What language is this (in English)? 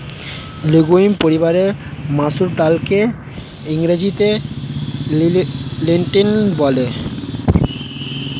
Bangla